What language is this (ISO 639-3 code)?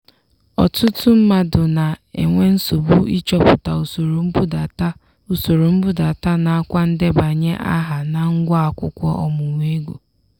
ibo